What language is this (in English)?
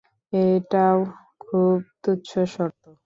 Bangla